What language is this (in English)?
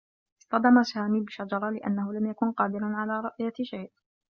Arabic